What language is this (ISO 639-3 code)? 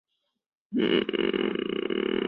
zho